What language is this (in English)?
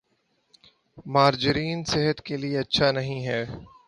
Urdu